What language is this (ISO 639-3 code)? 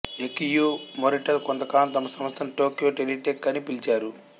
tel